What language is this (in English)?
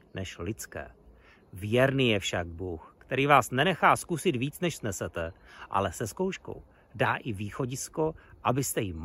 Czech